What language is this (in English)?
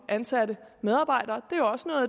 Danish